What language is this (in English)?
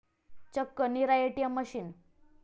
Marathi